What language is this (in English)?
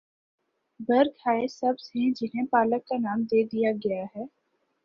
Urdu